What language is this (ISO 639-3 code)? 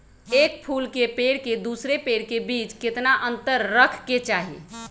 mag